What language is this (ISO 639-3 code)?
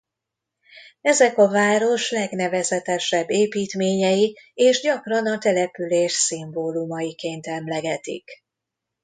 hun